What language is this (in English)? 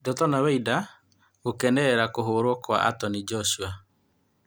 Kikuyu